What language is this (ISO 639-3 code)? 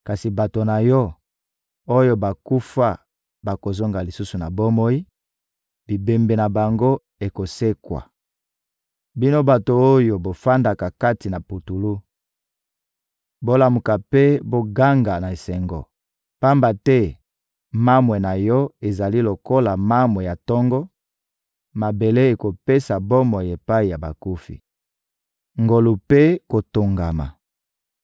lin